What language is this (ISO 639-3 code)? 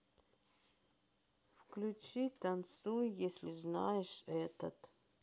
rus